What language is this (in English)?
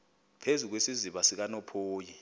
Xhosa